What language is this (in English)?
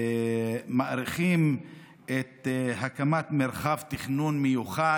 Hebrew